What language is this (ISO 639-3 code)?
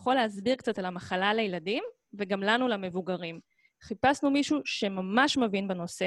heb